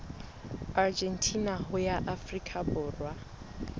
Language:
Southern Sotho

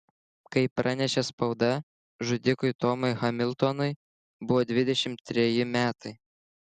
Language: Lithuanian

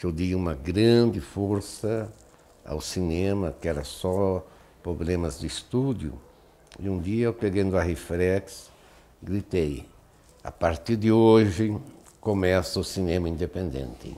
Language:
Portuguese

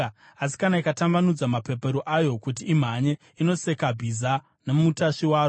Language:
Shona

